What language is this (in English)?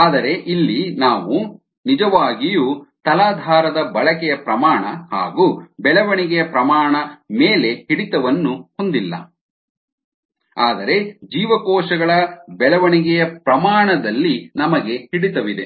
Kannada